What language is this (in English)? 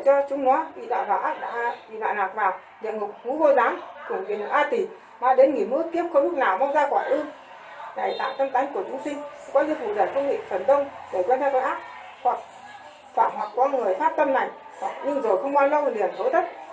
Vietnamese